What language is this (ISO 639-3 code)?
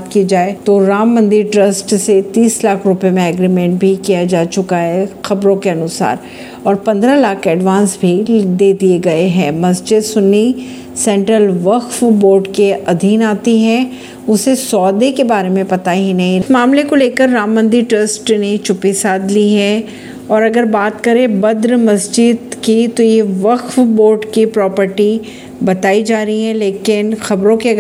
hin